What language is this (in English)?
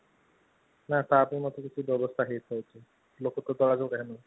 Odia